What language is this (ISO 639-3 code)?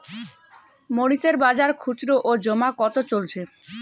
ben